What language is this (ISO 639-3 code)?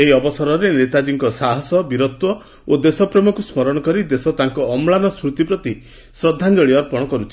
ori